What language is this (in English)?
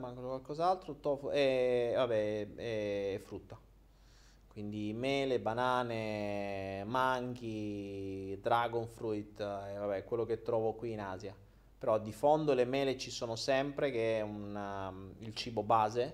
Italian